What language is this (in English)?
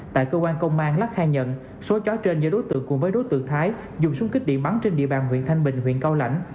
Vietnamese